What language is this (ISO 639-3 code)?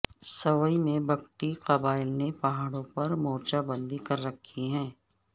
urd